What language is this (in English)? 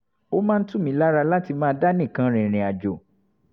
Yoruba